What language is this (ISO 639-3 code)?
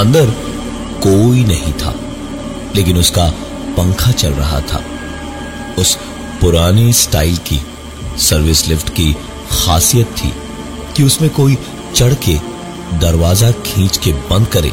hin